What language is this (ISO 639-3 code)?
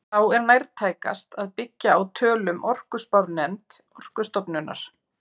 isl